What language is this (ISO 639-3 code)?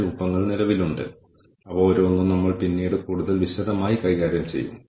mal